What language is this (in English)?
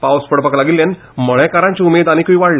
Konkani